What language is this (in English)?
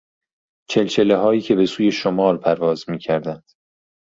Persian